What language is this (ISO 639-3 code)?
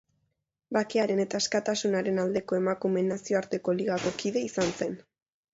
eus